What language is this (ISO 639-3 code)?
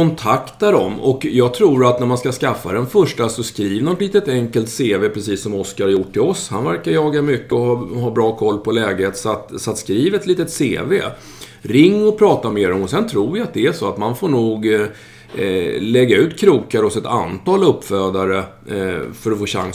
swe